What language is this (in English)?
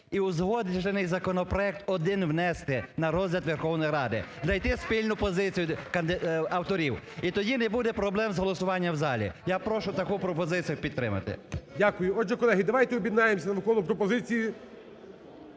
Ukrainian